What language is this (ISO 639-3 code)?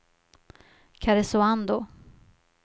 swe